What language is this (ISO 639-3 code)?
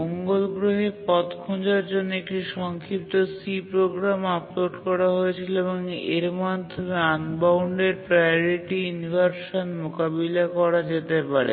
ben